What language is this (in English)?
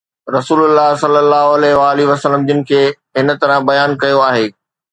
Sindhi